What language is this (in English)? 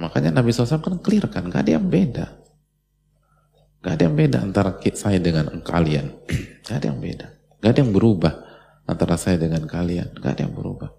Indonesian